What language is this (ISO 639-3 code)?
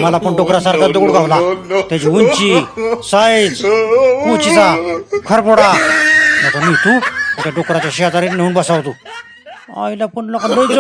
hin